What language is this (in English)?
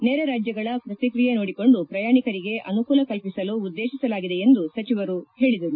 Kannada